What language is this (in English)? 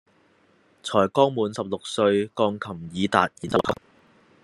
Cantonese